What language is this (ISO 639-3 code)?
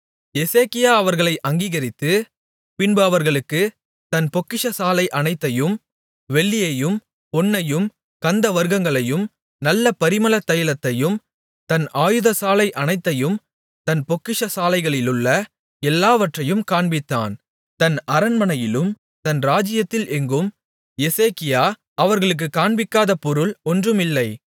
tam